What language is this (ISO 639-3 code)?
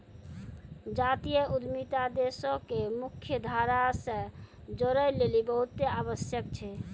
mai